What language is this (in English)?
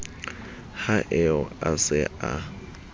Southern Sotho